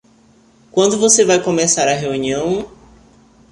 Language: Portuguese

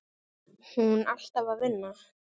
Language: Icelandic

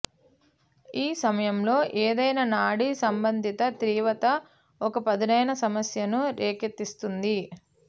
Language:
Telugu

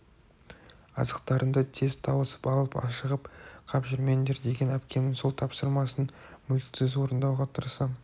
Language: Kazakh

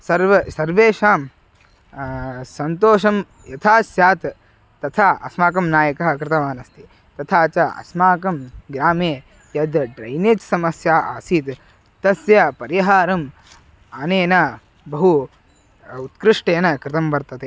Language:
Sanskrit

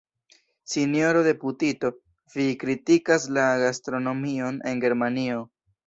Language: Esperanto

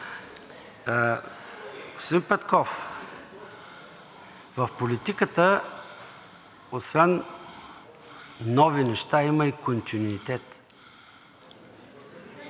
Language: Bulgarian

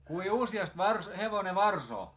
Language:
Finnish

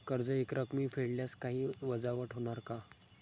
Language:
Marathi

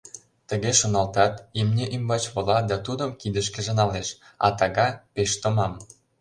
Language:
Mari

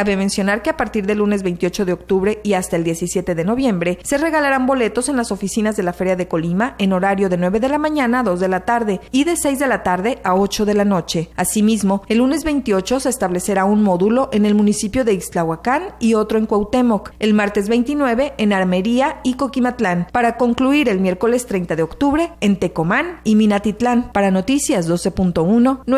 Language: Spanish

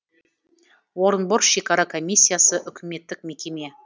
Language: Kazakh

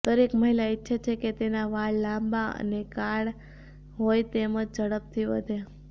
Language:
Gujarati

